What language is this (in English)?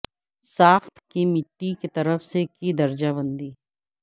Urdu